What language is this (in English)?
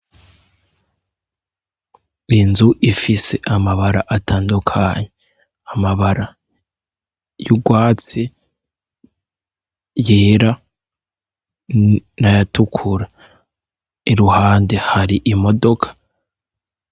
Rundi